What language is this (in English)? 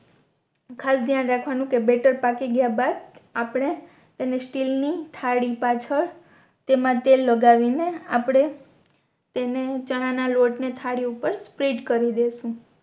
Gujarati